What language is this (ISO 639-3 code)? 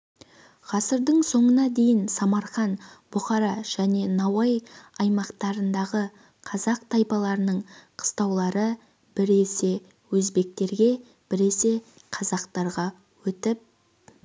kaz